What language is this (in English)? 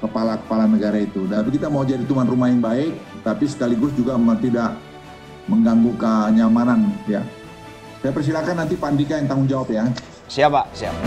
Indonesian